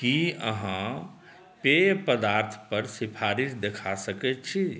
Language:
Maithili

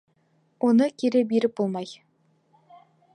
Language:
Bashkir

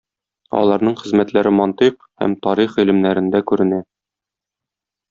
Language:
Tatar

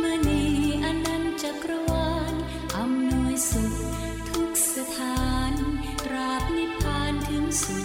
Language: Thai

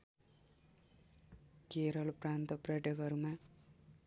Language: Nepali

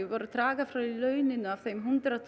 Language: Icelandic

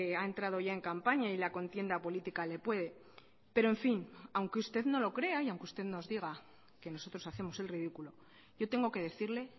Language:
Spanish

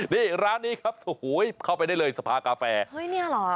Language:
Thai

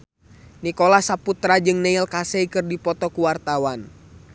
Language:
Sundanese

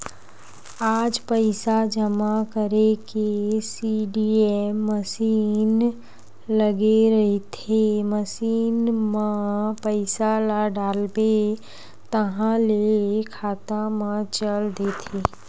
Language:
Chhattisgarhi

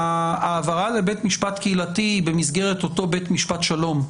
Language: Hebrew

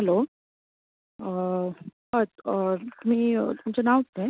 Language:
Konkani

